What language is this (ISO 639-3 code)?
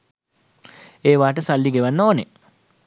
sin